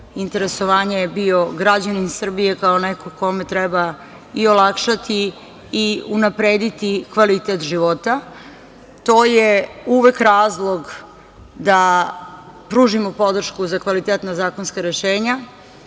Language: Serbian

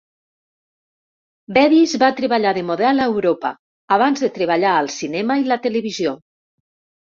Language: Catalan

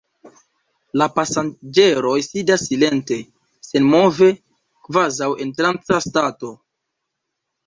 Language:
Esperanto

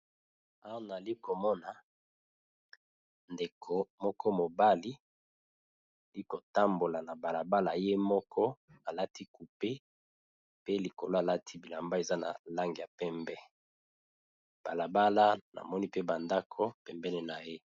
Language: Lingala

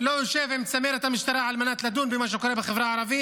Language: Hebrew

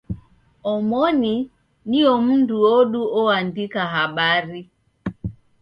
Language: Taita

